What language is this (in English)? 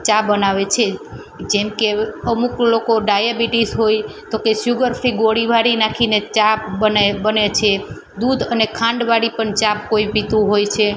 Gujarati